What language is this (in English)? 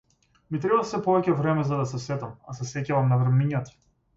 Macedonian